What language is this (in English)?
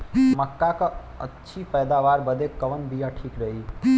Bhojpuri